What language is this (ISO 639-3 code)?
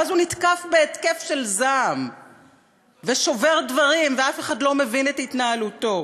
heb